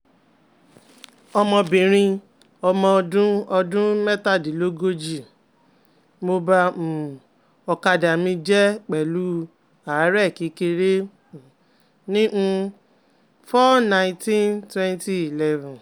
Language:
Yoruba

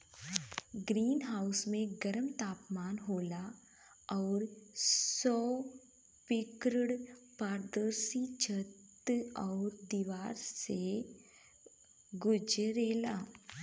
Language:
Bhojpuri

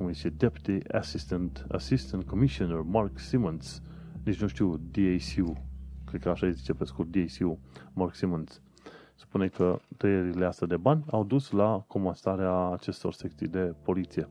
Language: Romanian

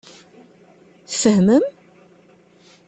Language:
Kabyle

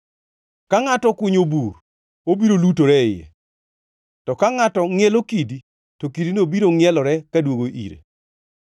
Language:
Luo (Kenya and Tanzania)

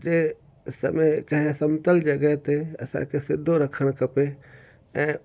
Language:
Sindhi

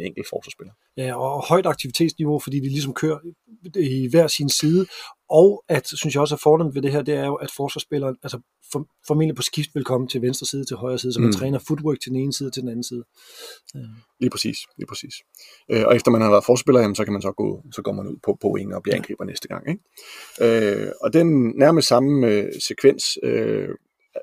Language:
Danish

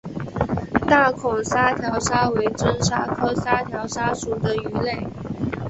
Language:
Chinese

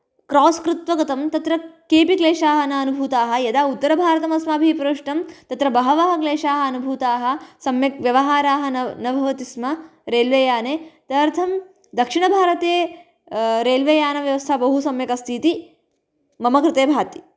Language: Sanskrit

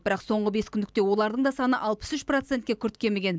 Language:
Kazakh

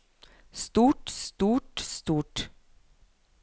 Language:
Norwegian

